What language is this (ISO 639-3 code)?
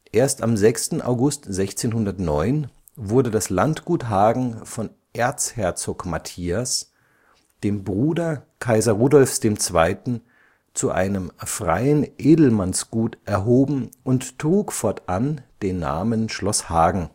deu